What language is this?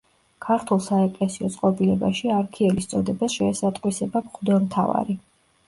Georgian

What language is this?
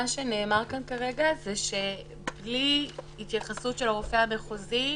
Hebrew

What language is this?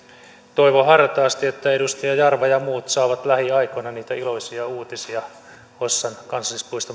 Finnish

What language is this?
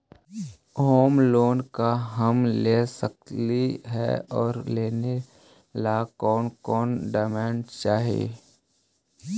Magahi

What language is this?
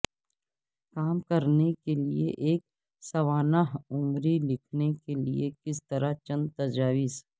Urdu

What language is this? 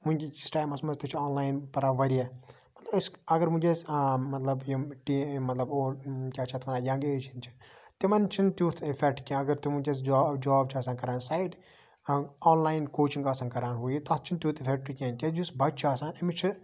Kashmiri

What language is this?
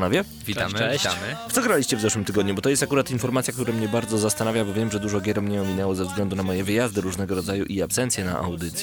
Polish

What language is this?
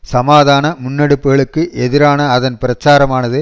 Tamil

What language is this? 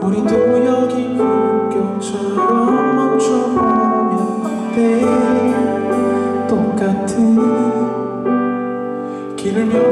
Korean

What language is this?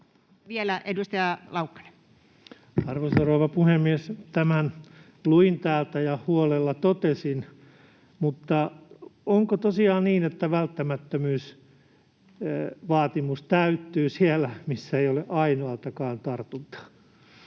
Finnish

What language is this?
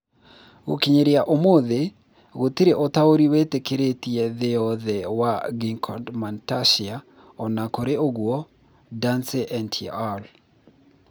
Kikuyu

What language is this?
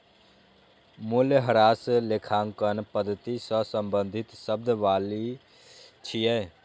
Maithili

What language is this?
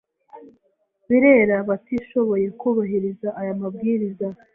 Kinyarwanda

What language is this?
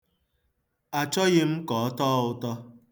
Igbo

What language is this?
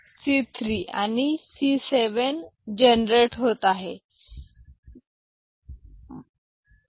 Marathi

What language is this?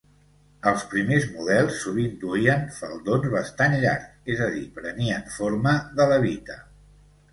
Catalan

